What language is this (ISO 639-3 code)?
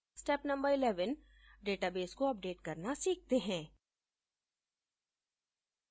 hin